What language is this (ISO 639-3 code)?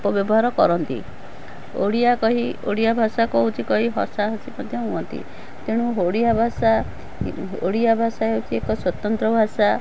ori